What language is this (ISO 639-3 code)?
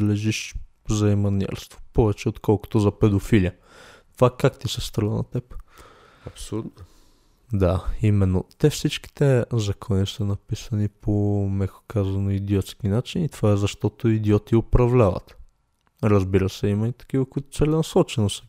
bul